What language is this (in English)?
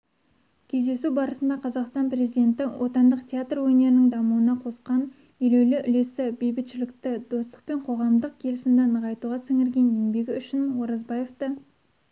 Kazakh